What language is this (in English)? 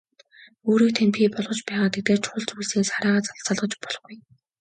Mongolian